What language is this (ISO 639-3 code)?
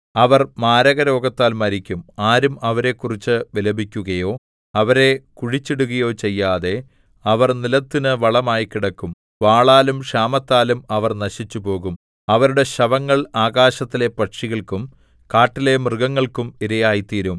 mal